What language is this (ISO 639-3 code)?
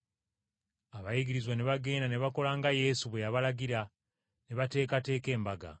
lug